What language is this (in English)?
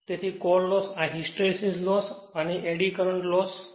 Gujarati